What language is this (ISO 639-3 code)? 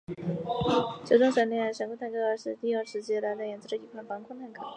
zho